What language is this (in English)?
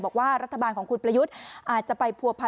Thai